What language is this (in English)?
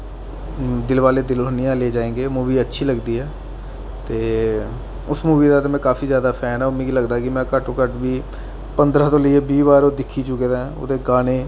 Dogri